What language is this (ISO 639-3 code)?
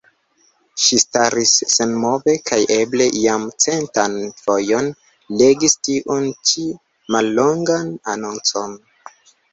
epo